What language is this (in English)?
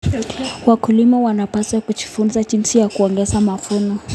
Kalenjin